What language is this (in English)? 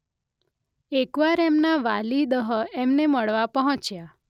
Gujarati